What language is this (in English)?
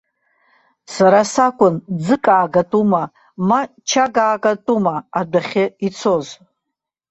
Abkhazian